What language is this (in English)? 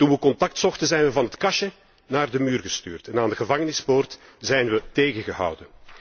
Dutch